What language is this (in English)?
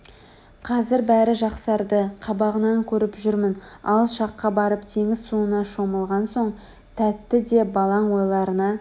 Kazakh